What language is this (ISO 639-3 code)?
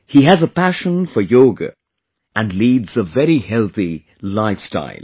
eng